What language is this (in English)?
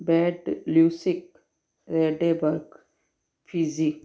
Sindhi